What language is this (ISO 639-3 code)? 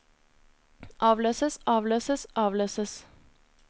nor